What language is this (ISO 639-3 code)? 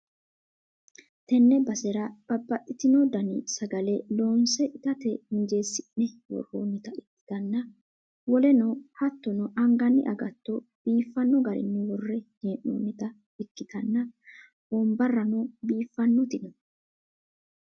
sid